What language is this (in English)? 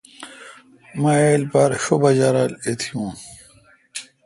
Kalkoti